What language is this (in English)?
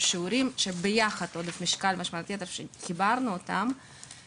Hebrew